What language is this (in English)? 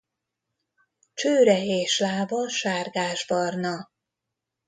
Hungarian